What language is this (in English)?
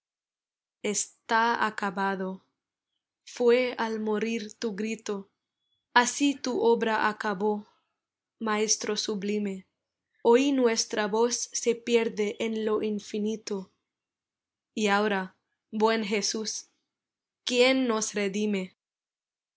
Spanish